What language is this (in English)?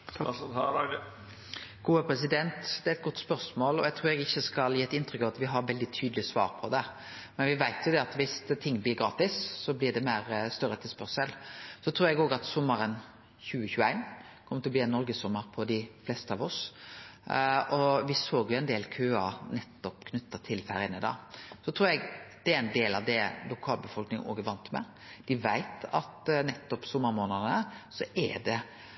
Norwegian Nynorsk